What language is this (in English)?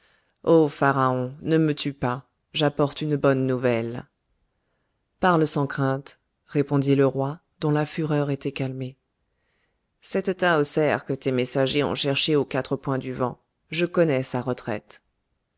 French